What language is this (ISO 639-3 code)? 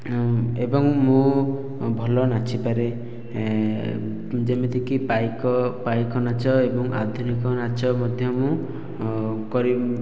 ori